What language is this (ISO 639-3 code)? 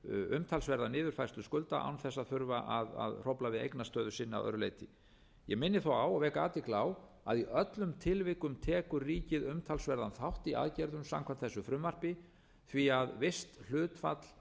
isl